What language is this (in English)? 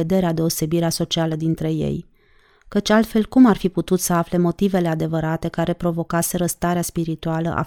Romanian